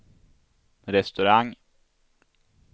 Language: Swedish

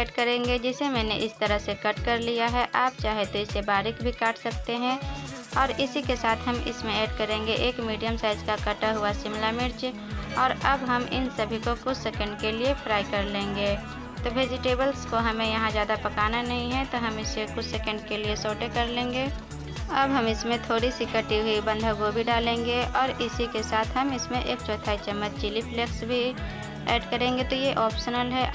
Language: Hindi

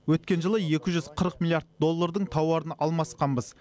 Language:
Kazakh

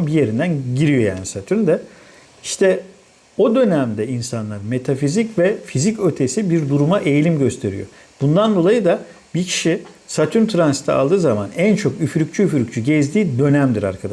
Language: Turkish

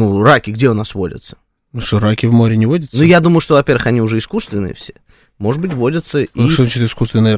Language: Russian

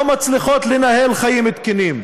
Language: Hebrew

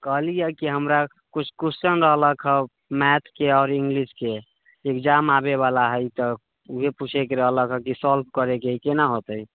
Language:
Maithili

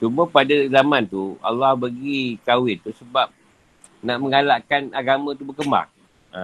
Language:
Malay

